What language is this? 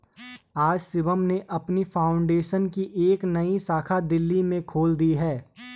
Hindi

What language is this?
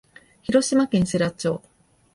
Japanese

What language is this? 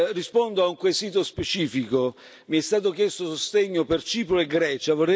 Italian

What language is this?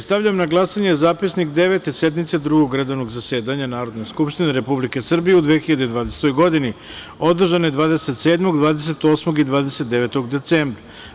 Serbian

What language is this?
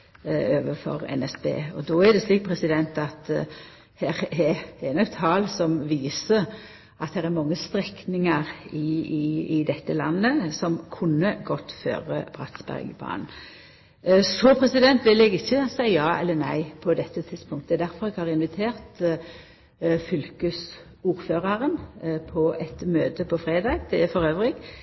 Norwegian Nynorsk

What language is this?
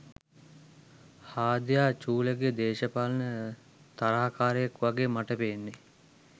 Sinhala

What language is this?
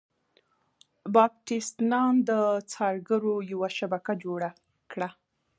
Pashto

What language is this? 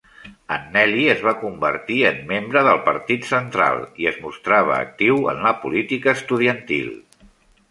Catalan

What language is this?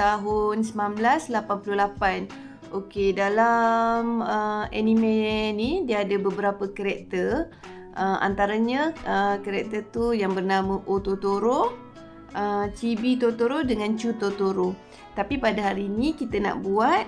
Malay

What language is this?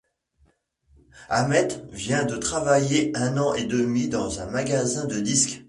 French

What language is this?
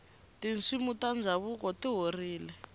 Tsonga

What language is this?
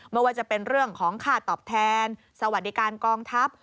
Thai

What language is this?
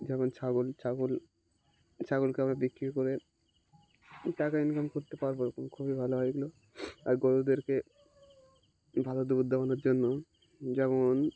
Bangla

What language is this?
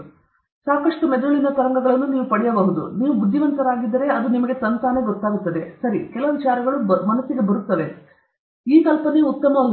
Kannada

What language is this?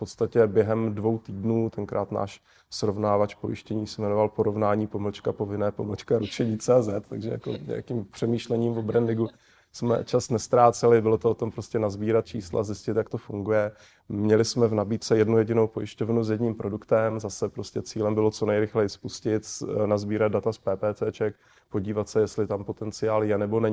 Czech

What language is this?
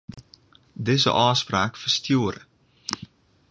Western Frisian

